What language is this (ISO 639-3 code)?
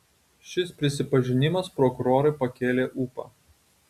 lit